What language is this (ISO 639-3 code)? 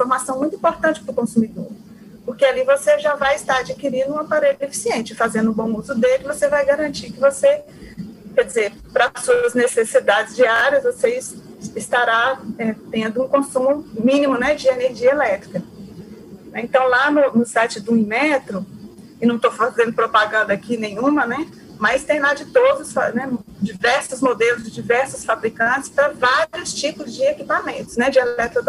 por